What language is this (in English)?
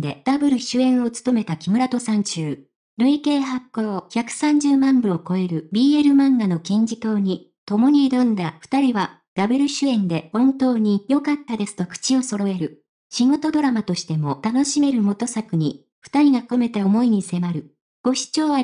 Japanese